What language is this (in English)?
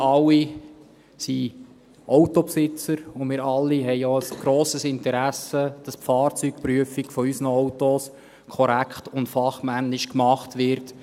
Swiss German